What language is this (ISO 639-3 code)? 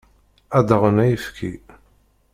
kab